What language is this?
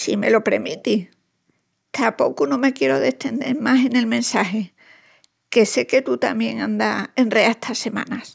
Extremaduran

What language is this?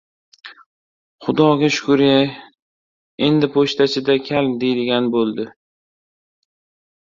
Uzbek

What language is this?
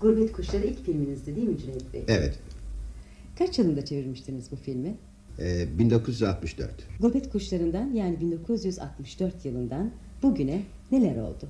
Turkish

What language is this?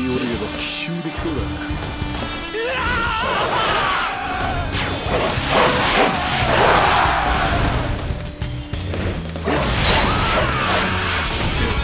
Japanese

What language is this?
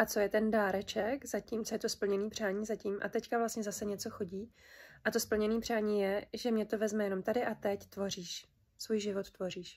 Czech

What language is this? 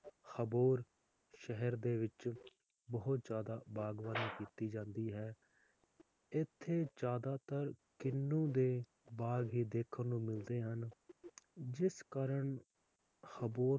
Punjabi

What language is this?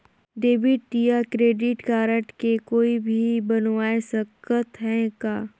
Chhattisgarhi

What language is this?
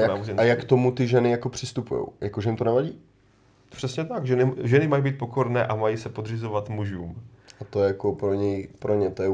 Czech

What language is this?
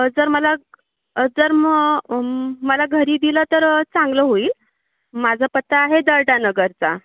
Marathi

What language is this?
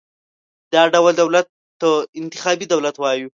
Pashto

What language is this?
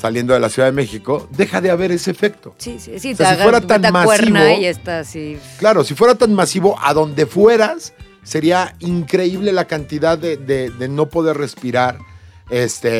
Spanish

